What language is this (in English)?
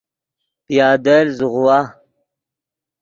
Yidgha